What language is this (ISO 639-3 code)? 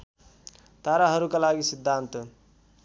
nep